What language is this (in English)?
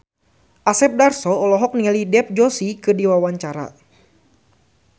Sundanese